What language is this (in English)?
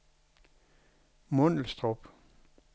Danish